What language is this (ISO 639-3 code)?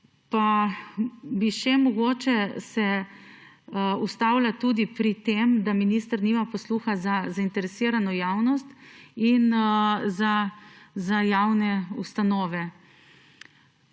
slv